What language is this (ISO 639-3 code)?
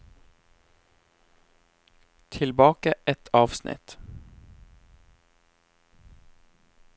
nor